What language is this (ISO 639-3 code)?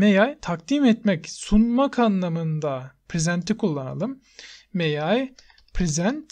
tur